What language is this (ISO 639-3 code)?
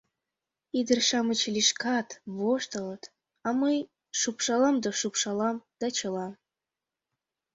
chm